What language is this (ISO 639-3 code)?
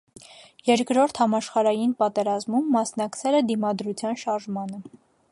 hye